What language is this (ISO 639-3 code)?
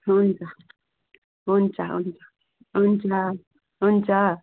nep